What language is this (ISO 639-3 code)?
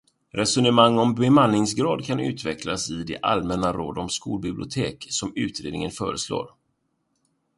swe